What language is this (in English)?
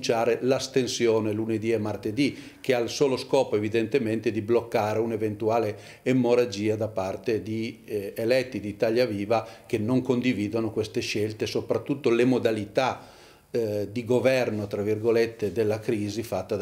Italian